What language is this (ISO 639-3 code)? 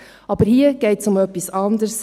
gsw